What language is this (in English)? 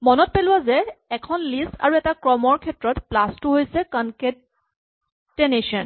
Assamese